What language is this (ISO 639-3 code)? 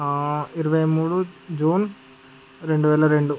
tel